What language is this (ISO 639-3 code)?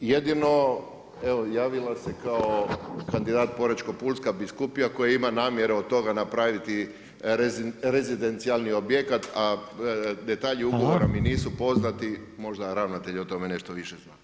hrv